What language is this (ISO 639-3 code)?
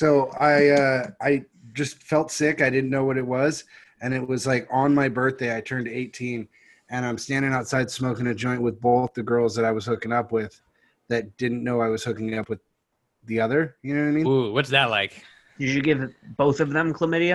eng